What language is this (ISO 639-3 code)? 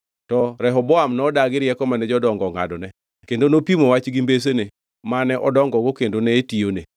luo